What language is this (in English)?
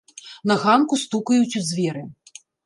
Belarusian